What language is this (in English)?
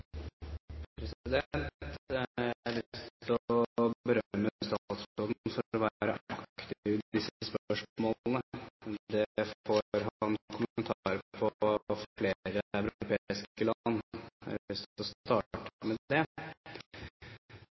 Norwegian Bokmål